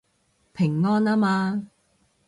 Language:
Cantonese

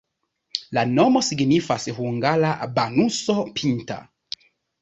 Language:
Esperanto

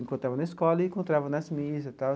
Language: Portuguese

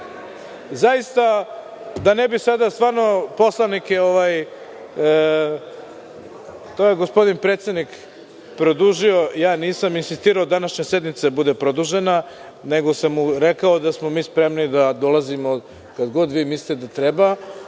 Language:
Serbian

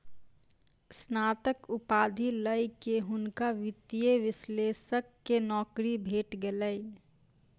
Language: Maithili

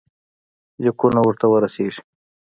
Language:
Pashto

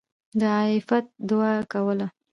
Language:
Pashto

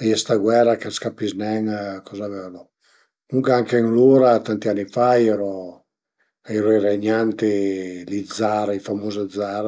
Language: Piedmontese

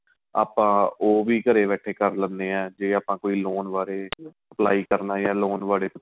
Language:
Punjabi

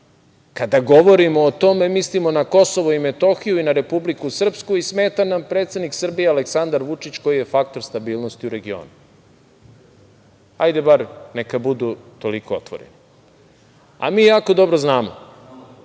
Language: Serbian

